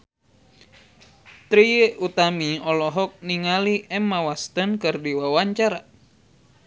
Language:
Sundanese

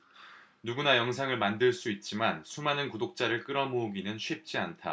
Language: Korean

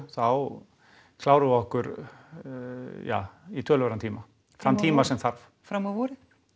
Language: Icelandic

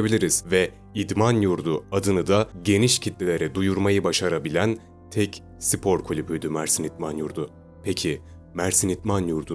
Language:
Turkish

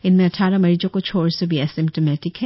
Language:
Hindi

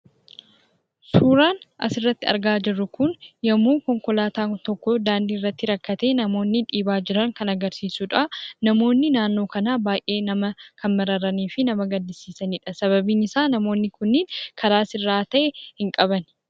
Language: Oromo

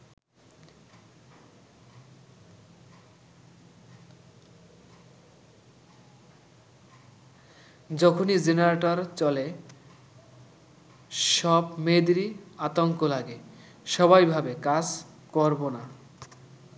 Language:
Bangla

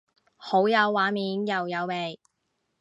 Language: Cantonese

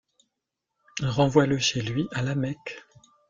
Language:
French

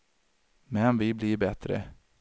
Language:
Swedish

